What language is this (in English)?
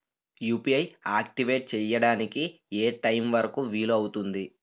Telugu